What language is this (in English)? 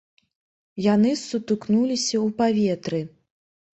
Belarusian